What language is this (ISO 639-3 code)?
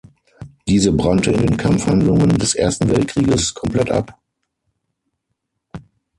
deu